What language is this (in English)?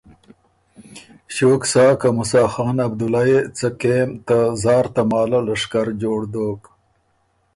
Ormuri